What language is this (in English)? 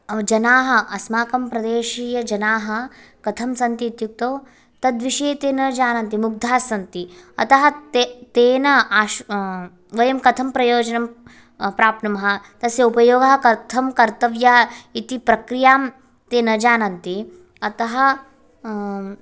Sanskrit